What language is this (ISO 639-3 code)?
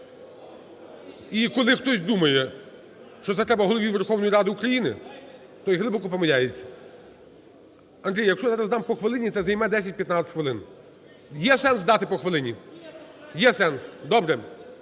ukr